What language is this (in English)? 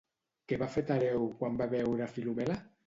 Catalan